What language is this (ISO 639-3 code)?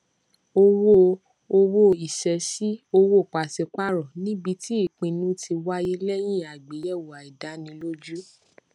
yor